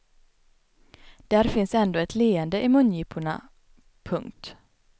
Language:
Swedish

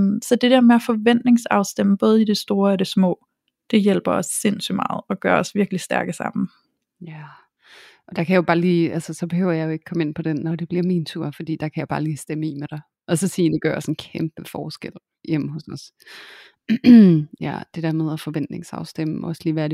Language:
Danish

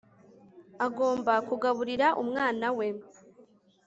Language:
Kinyarwanda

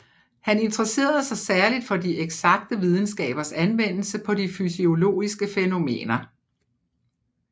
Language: Danish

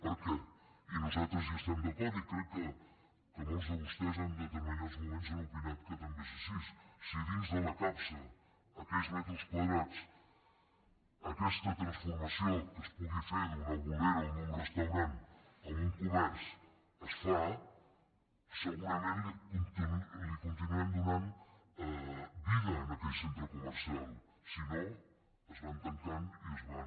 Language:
Catalan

